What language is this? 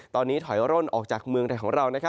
Thai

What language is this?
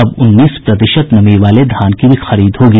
Hindi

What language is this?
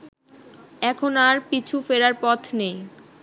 Bangla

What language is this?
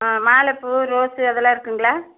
Tamil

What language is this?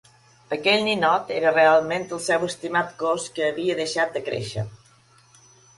Catalan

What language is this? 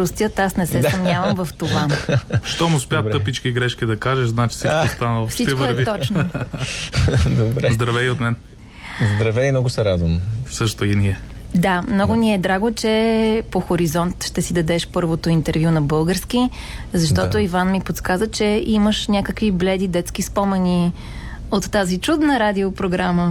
Bulgarian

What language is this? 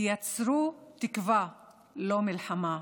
Hebrew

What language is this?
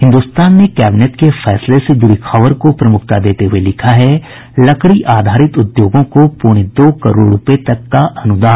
Hindi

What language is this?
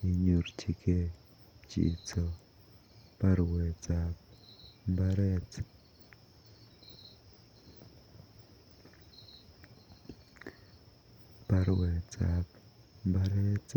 Kalenjin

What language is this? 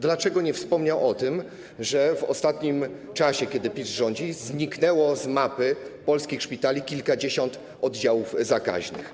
Polish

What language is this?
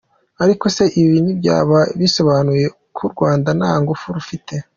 Kinyarwanda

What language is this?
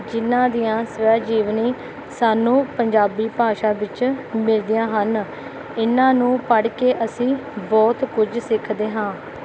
Punjabi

